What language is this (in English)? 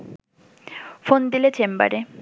Bangla